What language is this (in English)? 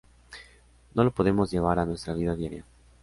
Spanish